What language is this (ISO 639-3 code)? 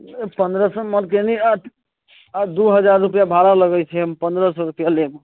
mai